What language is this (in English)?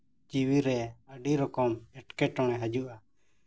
Santali